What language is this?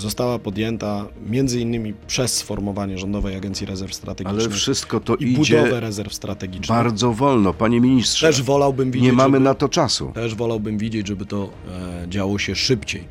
Polish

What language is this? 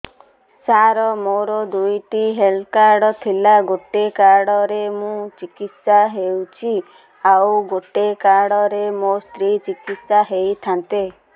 Odia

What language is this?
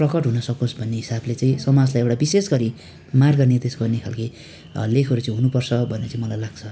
Nepali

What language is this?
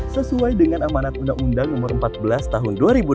Indonesian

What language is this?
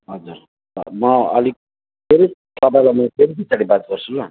Nepali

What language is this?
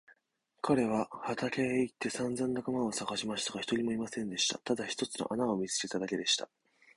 Japanese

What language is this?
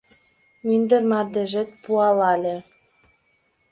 Mari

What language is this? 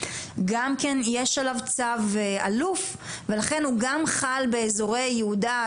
Hebrew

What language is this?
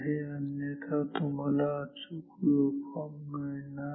Marathi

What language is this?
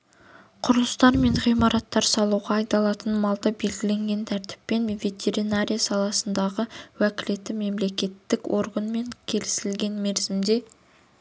Kazakh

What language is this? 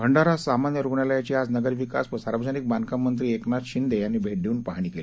Marathi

